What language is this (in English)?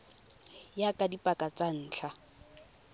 Tswana